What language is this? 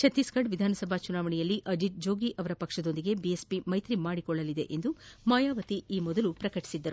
Kannada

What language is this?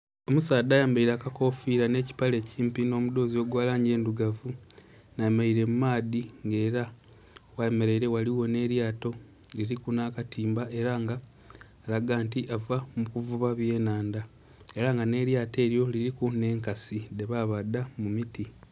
Soga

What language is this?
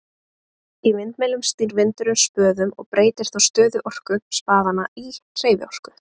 Icelandic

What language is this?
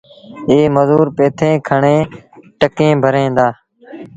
Sindhi Bhil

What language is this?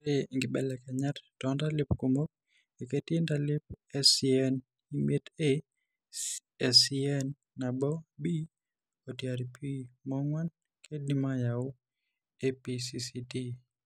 Masai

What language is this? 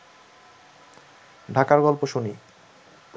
Bangla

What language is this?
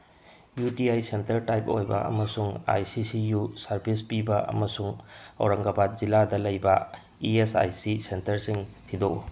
Manipuri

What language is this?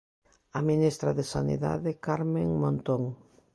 Galician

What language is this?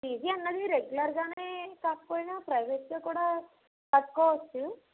Telugu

